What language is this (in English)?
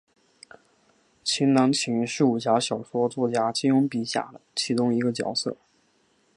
Chinese